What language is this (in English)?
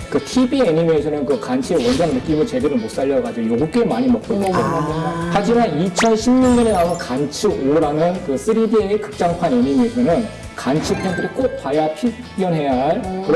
Korean